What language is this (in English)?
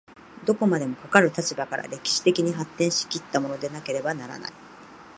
Japanese